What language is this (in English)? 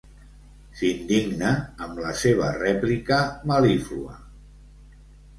Catalan